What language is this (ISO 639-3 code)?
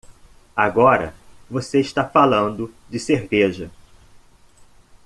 por